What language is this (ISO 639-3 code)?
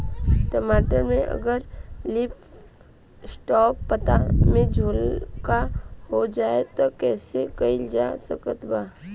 bho